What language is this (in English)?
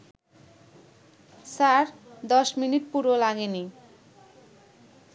Bangla